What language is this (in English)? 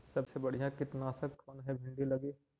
Magahi